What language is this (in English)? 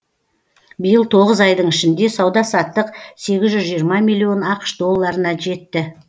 Kazakh